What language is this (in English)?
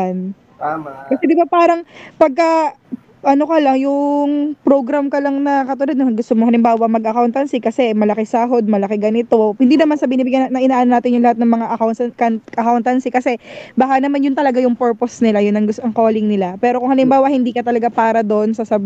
Filipino